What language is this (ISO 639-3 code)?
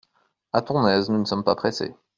fra